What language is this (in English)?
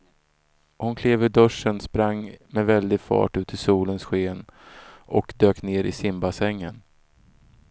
Swedish